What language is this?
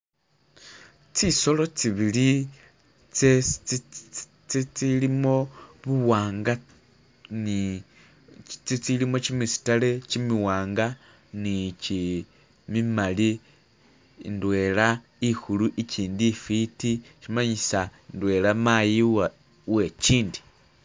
Masaaba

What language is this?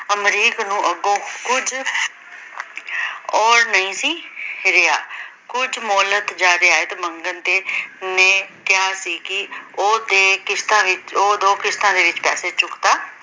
Punjabi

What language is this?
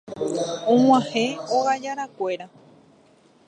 Guarani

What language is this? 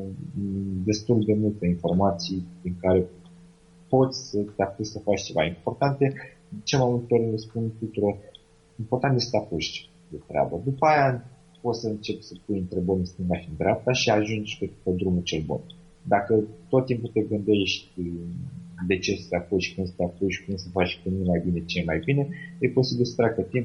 Romanian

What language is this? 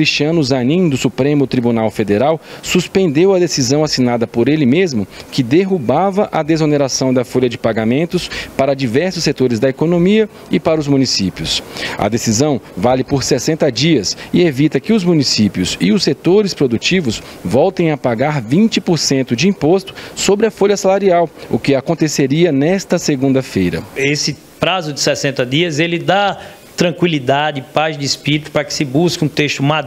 Portuguese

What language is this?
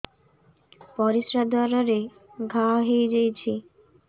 Odia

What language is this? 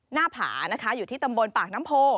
Thai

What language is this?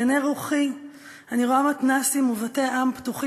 Hebrew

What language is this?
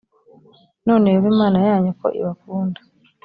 Kinyarwanda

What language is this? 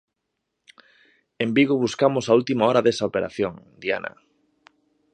Galician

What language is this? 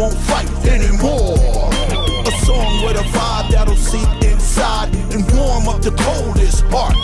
Italian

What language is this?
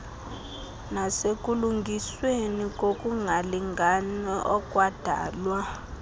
Xhosa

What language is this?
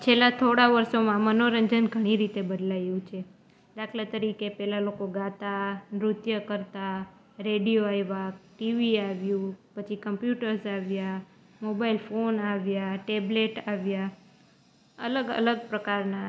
Gujarati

